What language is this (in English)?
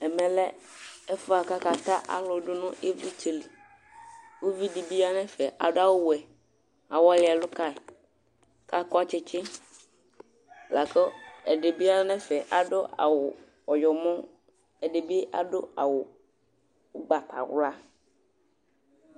Ikposo